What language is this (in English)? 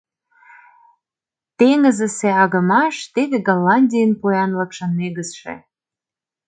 Mari